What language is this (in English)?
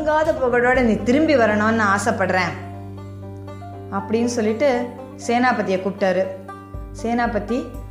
Tamil